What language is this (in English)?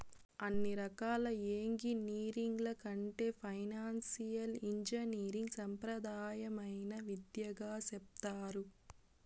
Telugu